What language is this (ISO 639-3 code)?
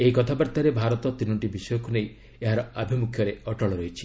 ori